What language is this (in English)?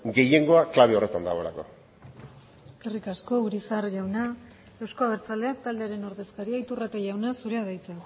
Basque